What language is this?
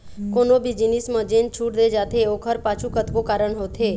Chhattisgarhi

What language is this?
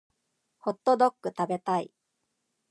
Japanese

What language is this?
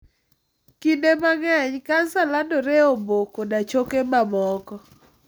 Luo (Kenya and Tanzania)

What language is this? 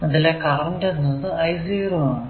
Malayalam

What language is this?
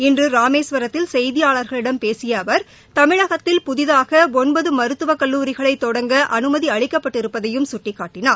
Tamil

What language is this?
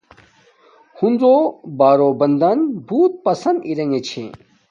Domaaki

